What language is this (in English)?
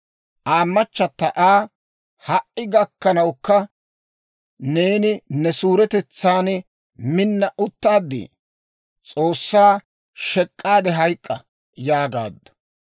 Dawro